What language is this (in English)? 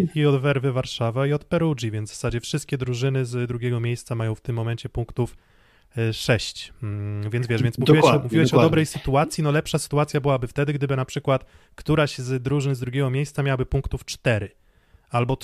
Polish